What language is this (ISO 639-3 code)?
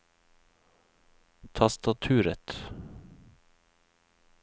nor